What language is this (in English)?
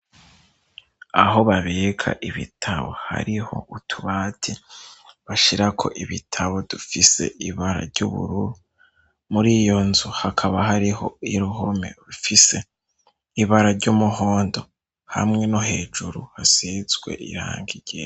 Rundi